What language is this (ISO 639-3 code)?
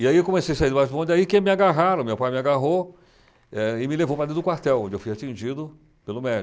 por